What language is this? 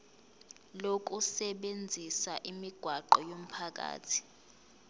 Zulu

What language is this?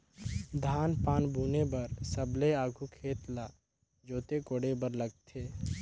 Chhattisgarhi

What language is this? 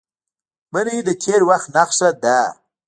Pashto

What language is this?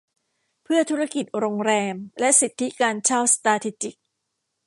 Thai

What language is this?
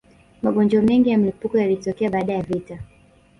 Swahili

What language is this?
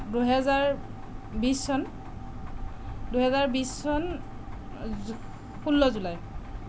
Assamese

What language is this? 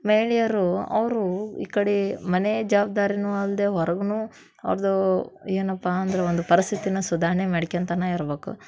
Kannada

